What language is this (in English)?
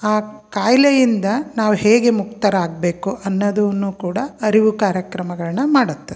Kannada